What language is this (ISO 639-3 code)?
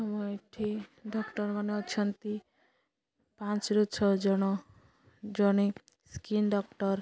ori